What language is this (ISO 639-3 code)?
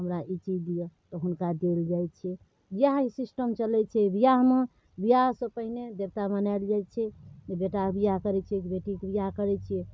mai